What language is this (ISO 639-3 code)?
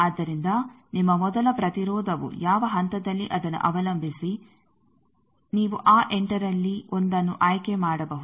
kan